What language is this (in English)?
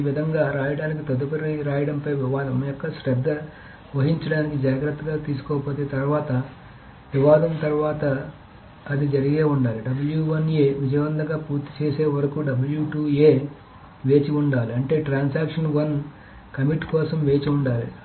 Telugu